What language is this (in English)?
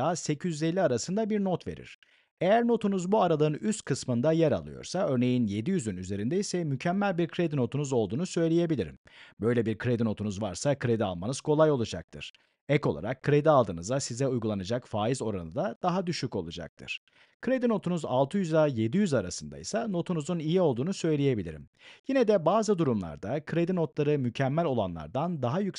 Turkish